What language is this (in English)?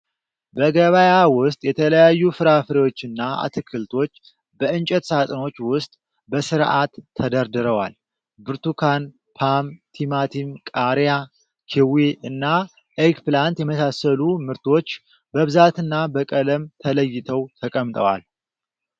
Amharic